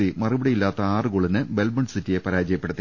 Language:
Malayalam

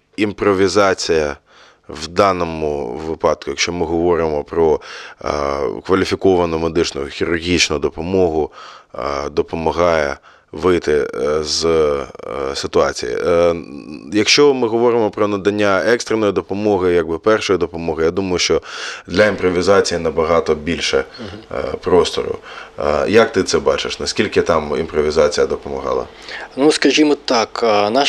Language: Ukrainian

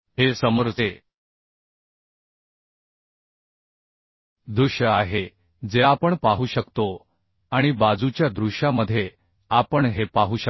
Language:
Marathi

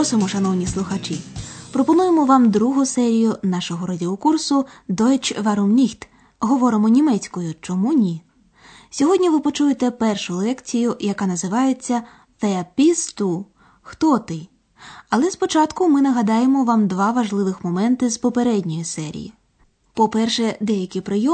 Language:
Ukrainian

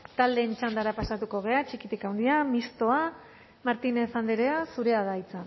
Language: Basque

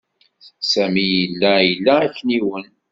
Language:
Kabyle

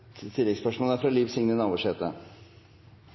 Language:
Norwegian Nynorsk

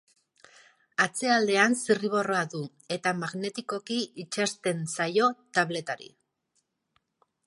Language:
Basque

